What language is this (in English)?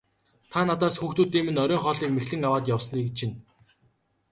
Mongolian